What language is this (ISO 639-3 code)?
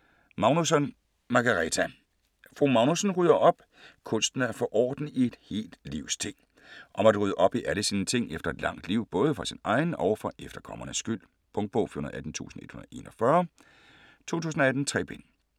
dan